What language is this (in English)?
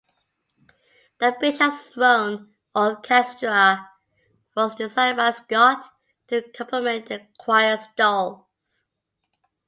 English